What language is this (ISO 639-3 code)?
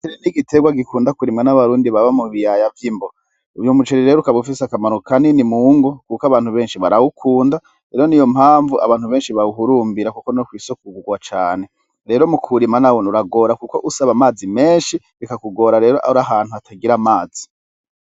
run